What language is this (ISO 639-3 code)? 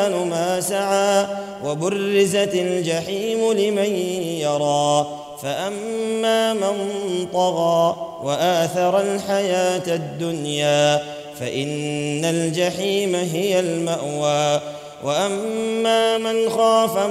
ara